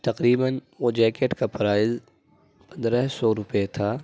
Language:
Urdu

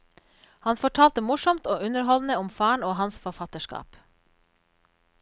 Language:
Norwegian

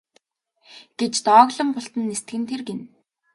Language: Mongolian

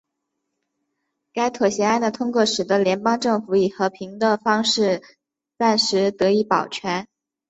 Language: Chinese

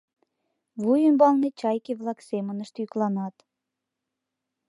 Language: Mari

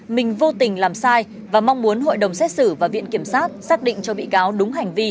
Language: Vietnamese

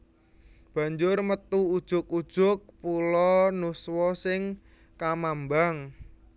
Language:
Javanese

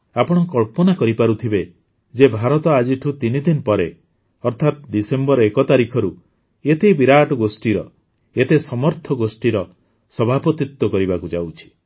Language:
Odia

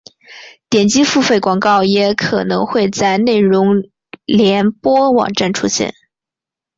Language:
Chinese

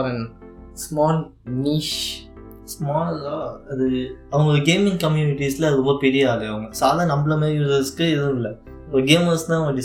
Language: Tamil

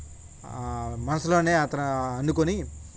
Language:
Telugu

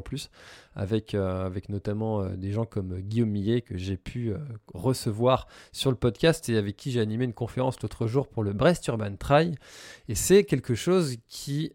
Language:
French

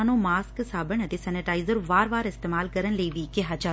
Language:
Punjabi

